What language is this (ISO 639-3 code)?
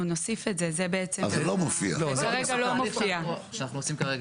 heb